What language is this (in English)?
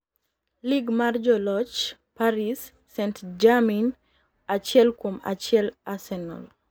Luo (Kenya and Tanzania)